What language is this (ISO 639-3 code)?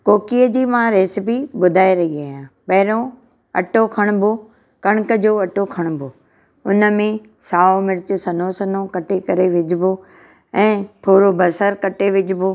snd